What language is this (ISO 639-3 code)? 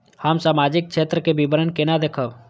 mai